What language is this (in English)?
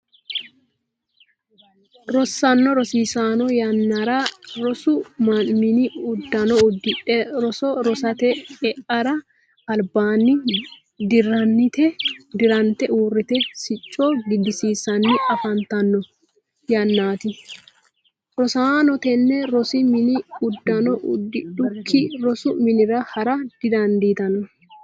Sidamo